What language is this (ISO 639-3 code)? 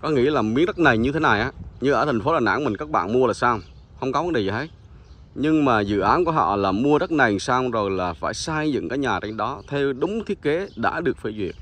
vie